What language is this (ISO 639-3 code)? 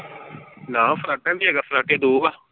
pan